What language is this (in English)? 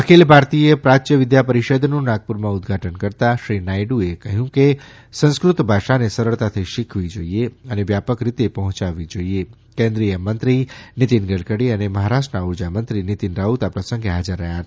Gujarati